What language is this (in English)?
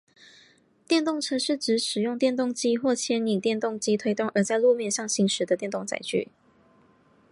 Chinese